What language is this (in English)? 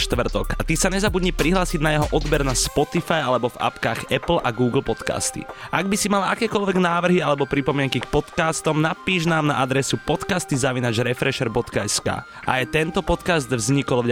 Slovak